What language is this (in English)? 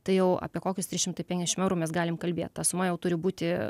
Lithuanian